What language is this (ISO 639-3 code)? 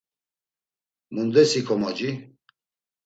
lzz